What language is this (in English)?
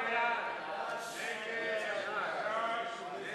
Hebrew